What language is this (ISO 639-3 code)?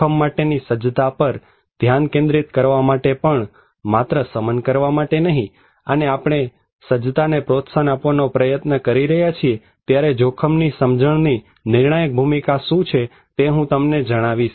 guj